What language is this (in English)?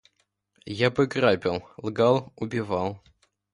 Russian